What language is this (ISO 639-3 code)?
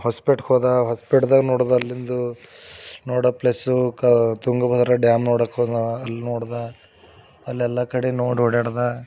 kan